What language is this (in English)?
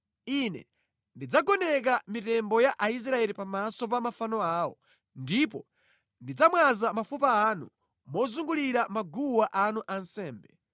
Nyanja